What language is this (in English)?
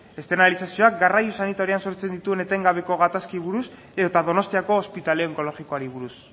Basque